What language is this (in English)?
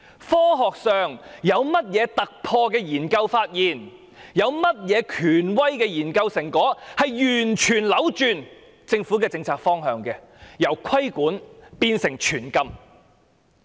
Cantonese